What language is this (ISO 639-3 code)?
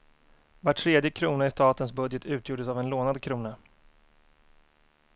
swe